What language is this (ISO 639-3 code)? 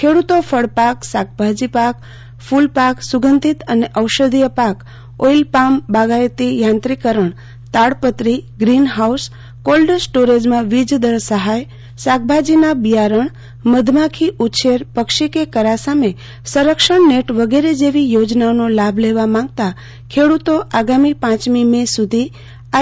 guj